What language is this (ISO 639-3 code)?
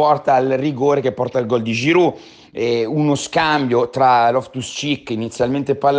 ita